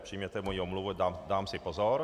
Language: Czech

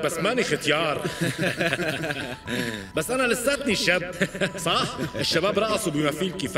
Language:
Arabic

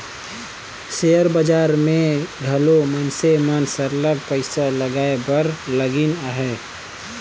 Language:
Chhattisgarhi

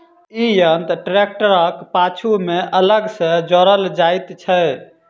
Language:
Maithili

